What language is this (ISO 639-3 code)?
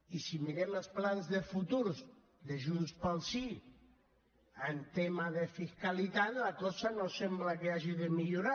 cat